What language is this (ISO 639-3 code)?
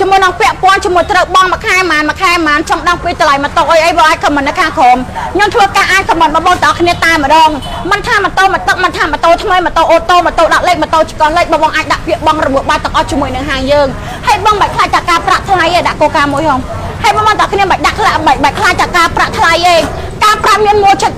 tha